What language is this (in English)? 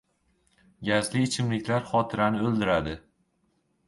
Uzbek